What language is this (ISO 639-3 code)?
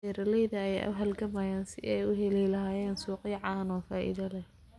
som